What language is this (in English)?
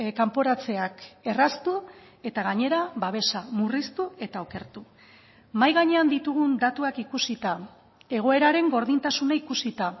Basque